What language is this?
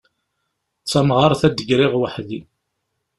Kabyle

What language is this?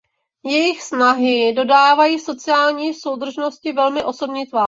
Czech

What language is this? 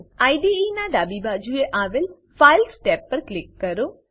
Gujarati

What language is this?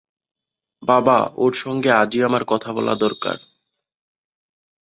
Bangla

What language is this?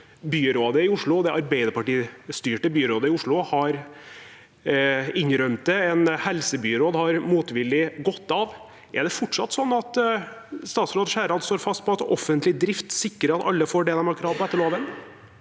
Norwegian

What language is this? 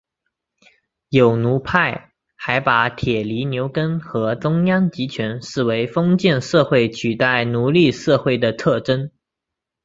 Chinese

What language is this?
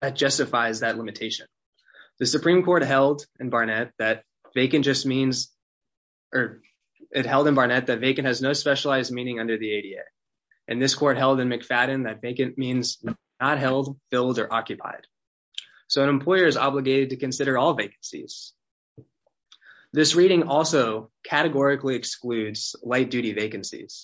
English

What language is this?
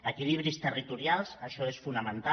Catalan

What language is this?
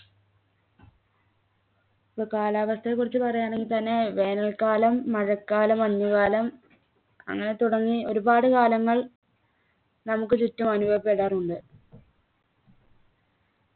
Malayalam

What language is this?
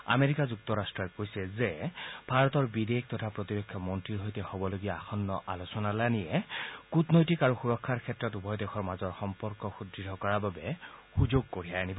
Assamese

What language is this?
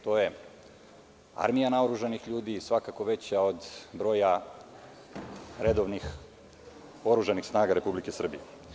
Serbian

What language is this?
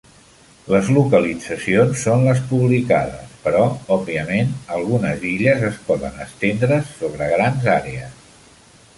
Catalan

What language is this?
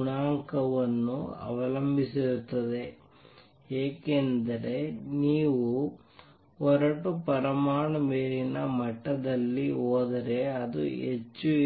Kannada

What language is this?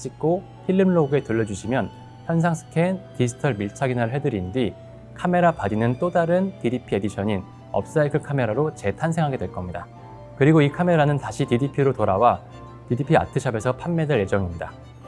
Korean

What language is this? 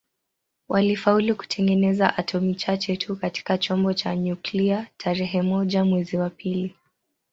Swahili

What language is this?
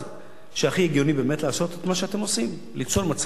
Hebrew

